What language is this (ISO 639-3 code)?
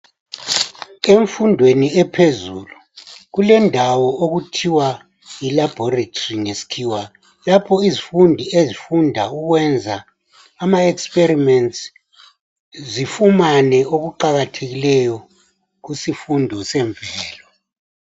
nde